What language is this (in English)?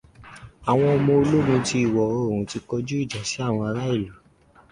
Yoruba